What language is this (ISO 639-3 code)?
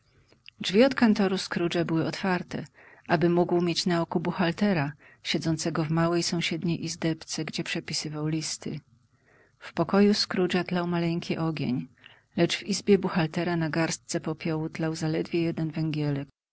pol